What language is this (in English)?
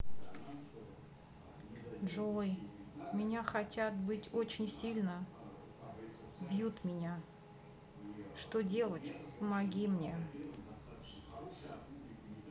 Russian